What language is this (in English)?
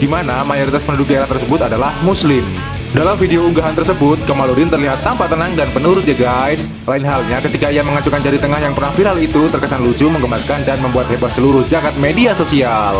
Indonesian